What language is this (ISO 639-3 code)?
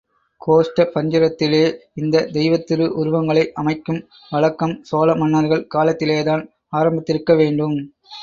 tam